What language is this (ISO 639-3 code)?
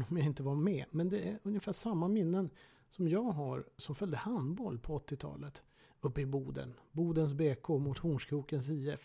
swe